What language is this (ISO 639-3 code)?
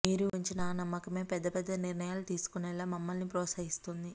tel